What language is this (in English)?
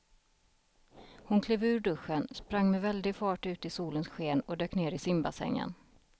Swedish